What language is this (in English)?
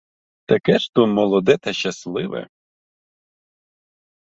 Ukrainian